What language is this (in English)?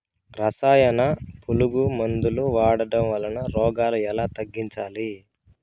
Telugu